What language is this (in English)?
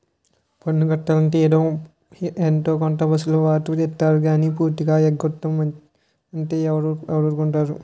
Telugu